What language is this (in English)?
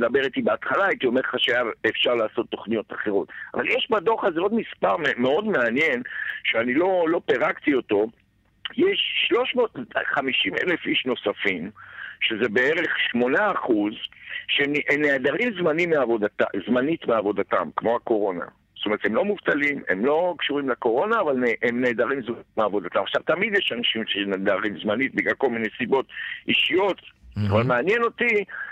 Hebrew